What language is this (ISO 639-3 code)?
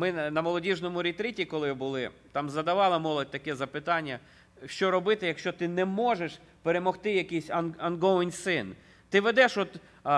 ukr